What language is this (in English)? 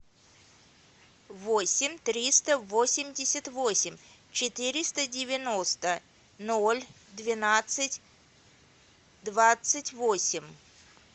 Russian